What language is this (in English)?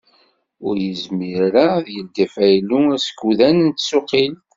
Kabyle